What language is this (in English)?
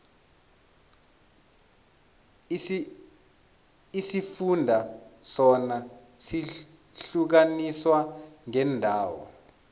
South Ndebele